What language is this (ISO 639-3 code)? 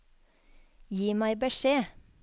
nor